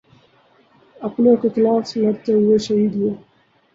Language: Urdu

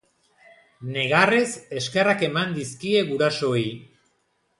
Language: Basque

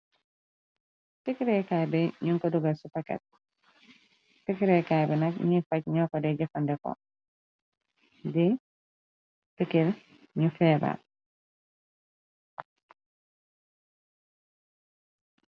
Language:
Wolof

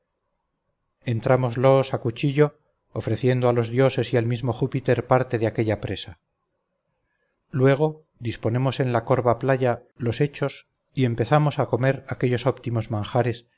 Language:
Spanish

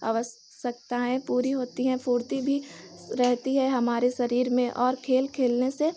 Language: Hindi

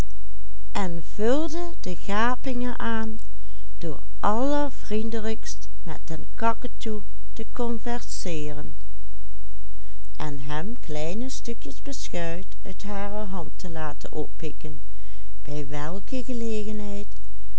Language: Dutch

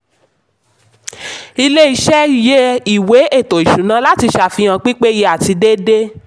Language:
Yoruba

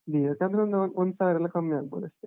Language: Kannada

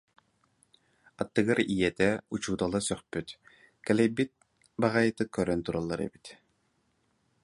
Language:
Yakut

